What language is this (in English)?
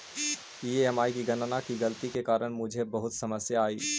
Magahi